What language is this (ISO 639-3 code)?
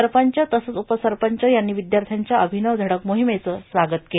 mar